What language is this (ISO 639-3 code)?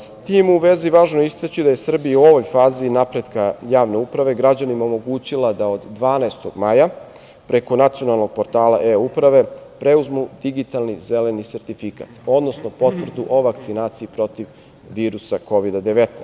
srp